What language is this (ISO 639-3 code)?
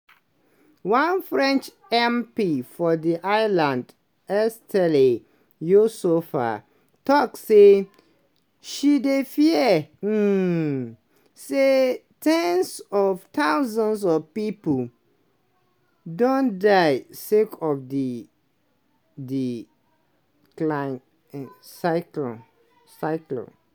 pcm